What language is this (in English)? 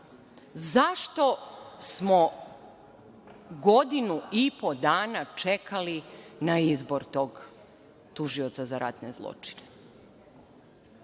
Serbian